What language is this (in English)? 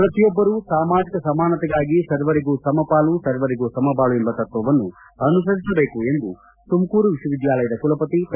Kannada